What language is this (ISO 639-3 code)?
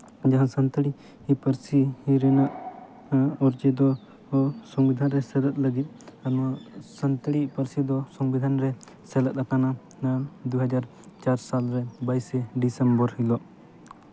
sat